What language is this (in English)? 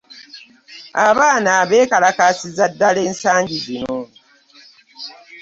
Ganda